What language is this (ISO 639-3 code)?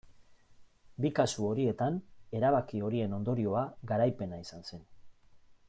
eus